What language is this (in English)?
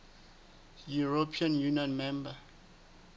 Southern Sotho